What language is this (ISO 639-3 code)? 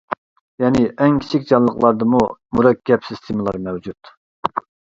uig